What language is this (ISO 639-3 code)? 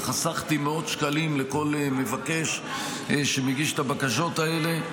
heb